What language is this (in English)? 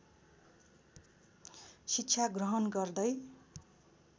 Nepali